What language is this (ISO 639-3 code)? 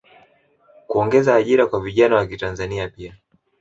swa